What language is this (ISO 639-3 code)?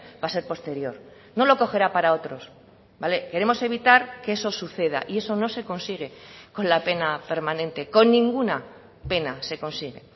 spa